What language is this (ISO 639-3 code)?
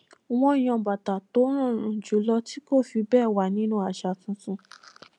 yor